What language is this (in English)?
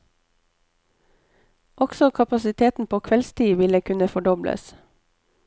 Norwegian